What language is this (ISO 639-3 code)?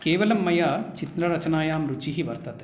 san